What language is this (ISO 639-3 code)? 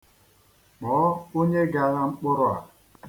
ibo